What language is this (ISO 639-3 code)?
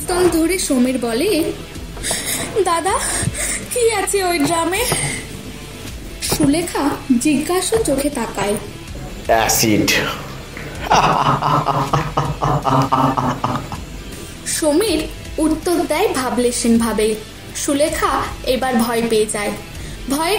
hin